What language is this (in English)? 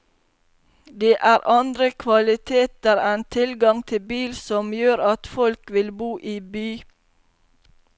Norwegian